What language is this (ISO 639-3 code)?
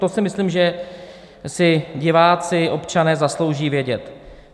ces